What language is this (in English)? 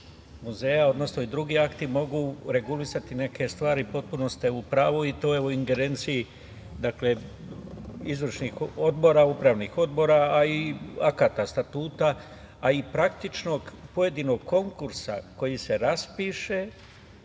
Serbian